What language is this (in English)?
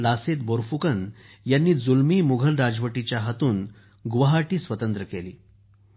Marathi